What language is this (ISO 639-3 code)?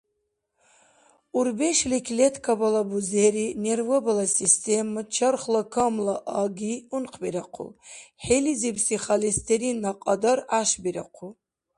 dar